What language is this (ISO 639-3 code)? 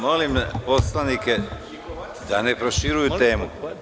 srp